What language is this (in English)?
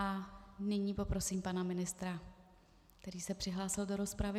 Czech